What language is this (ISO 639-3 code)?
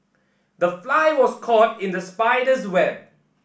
eng